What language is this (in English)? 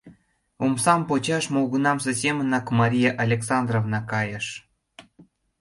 Mari